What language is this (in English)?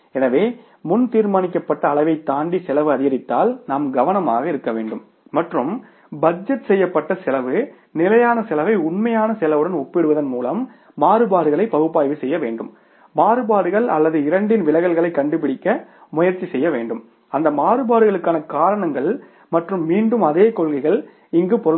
Tamil